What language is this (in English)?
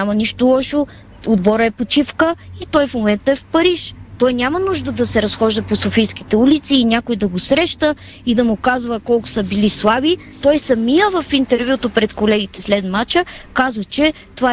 Bulgarian